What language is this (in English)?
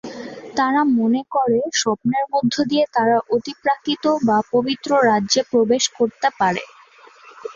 Bangla